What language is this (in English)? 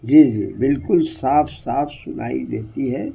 Urdu